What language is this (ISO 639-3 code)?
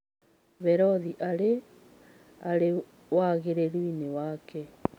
kik